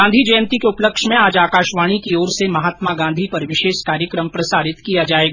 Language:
Hindi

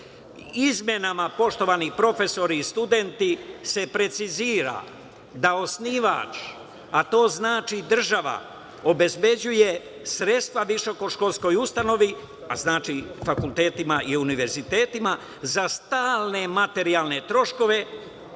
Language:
Serbian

